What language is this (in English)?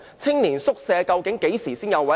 Cantonese